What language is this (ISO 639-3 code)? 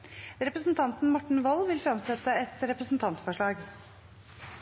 nno